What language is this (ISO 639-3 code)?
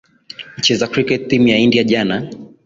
swa